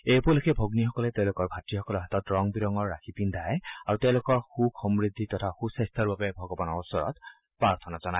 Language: Assamese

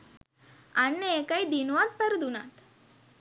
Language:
Sinhala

